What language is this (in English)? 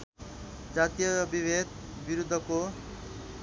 Nepali